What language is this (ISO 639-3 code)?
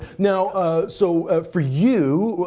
eng